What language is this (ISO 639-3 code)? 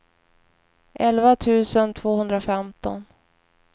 swe